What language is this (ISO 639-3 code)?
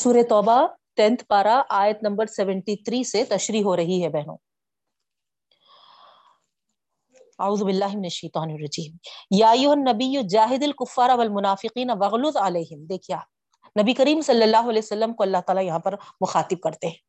urd